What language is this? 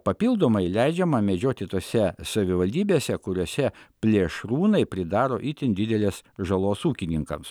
Lithuanian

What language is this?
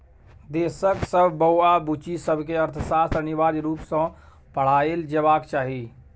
Maithili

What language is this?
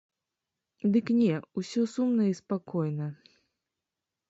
Belarusian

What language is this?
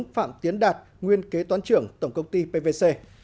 Vietnamese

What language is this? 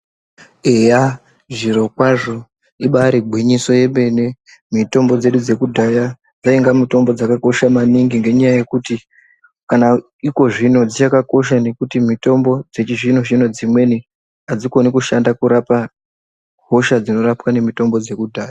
Ndau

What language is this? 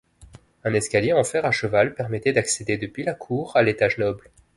French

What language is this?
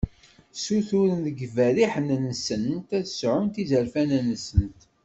Kabyle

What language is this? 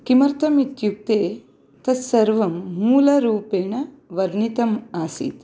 Sanskrit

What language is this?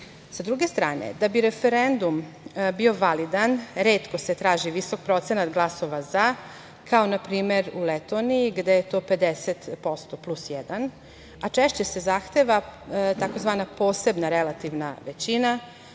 Serbian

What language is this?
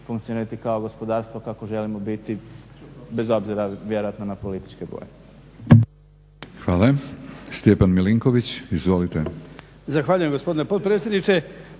Croatian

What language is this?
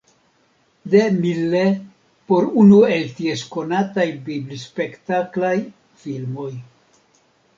Esperanto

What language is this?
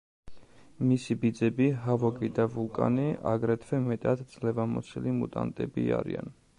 Georgian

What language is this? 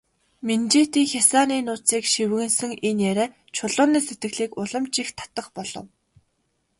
Mongolian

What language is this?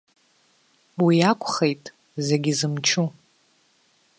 Abkhazian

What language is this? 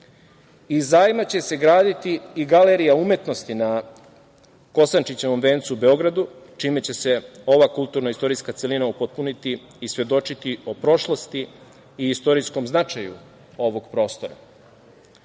Serbian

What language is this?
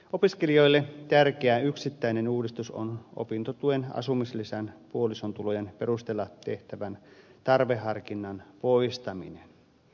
Finnish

